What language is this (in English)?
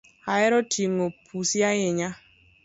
Luo (Kenya and Tanzania)